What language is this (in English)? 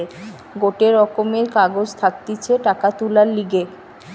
Bangla